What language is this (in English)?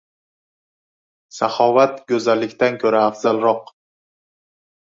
Uzbek